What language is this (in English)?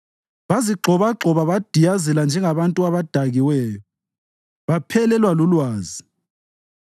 North Ndebele